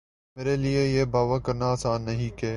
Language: Urdu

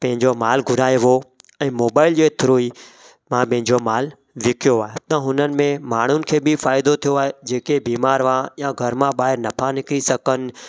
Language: Sindhi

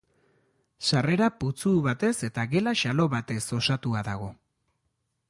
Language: Basque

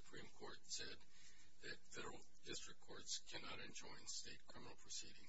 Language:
English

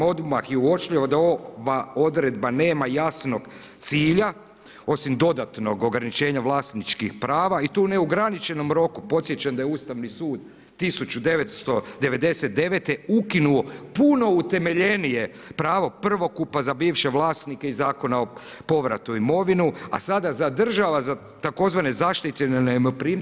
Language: Croatian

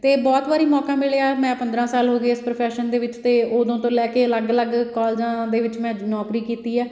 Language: Punjabi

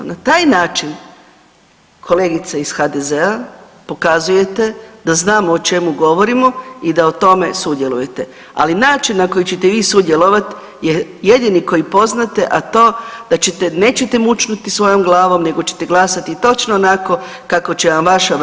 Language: Croatian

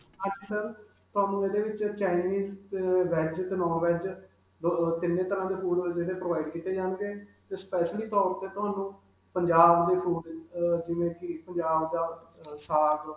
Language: Punjabi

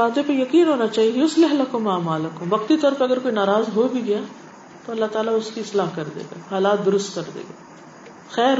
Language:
Urdu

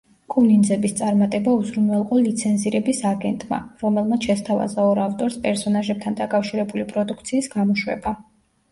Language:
Georgian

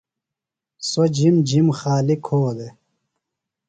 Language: Phalura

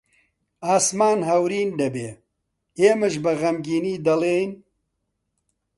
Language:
Central Kurdish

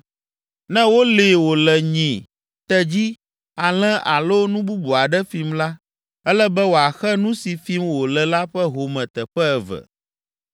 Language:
Ewe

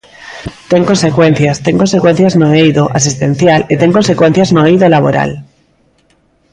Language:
Galician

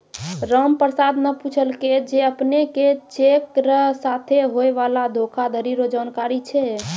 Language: Maithili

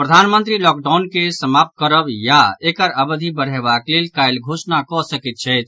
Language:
Maithili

